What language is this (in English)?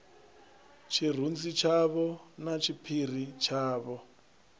Venda